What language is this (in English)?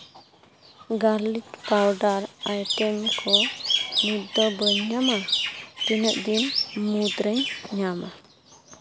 Santali